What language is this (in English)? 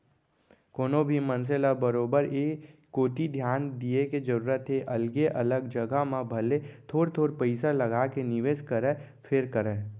Chhattisgarhi